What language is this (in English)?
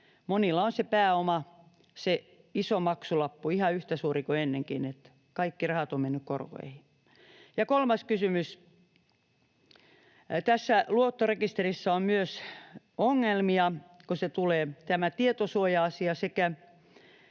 Finnish